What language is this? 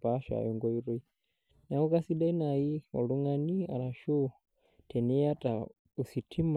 Masai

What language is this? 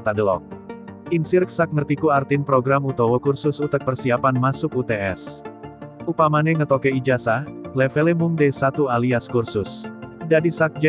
Indonesian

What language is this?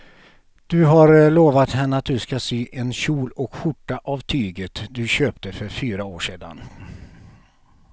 Swedish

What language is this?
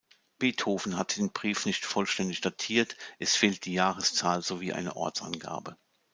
German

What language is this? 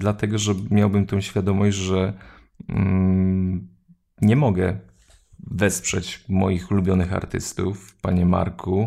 Polish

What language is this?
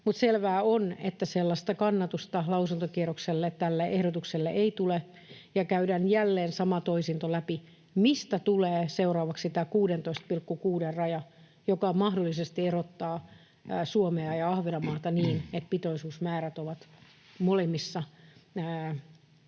Finnish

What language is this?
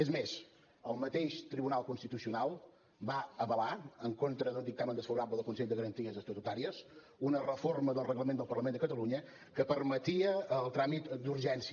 Catalan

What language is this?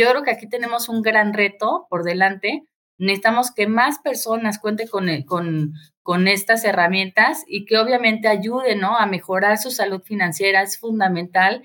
Spanish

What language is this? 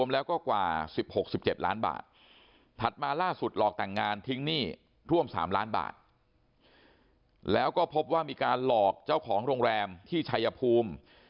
Thai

